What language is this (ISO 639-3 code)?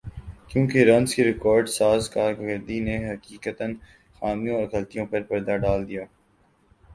urd